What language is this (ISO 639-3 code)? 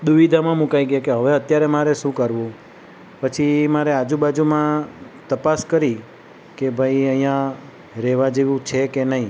guj